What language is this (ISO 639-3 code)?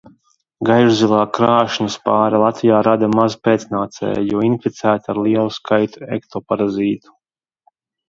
lav